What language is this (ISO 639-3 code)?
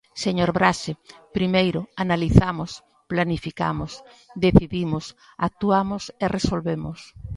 glg